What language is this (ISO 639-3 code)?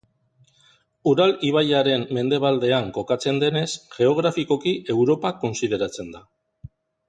eus